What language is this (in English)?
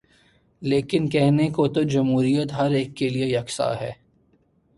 Urdu